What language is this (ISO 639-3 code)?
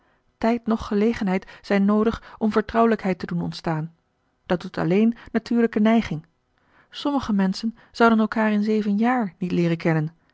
nld